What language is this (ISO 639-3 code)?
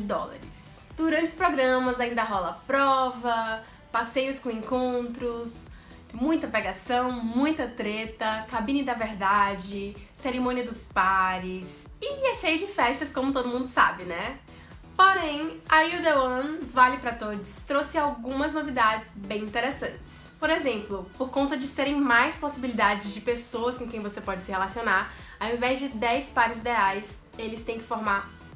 por